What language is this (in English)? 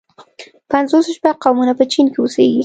Pashto